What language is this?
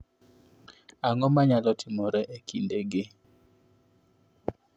Luo (Kenya and Tanzania)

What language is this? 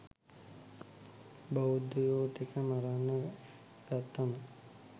Sinhala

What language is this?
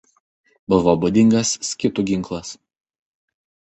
Lithuanian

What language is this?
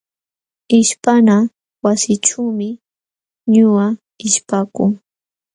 Jauja Wanca Quechua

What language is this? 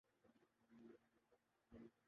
Urdu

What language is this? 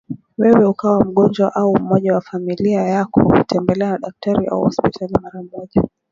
Swahili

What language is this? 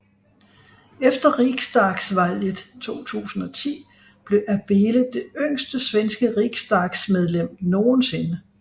Danish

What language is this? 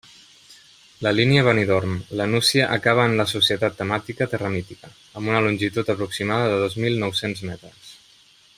Catalan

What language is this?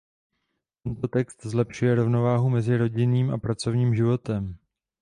Czech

